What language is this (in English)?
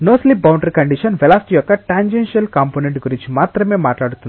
Telugu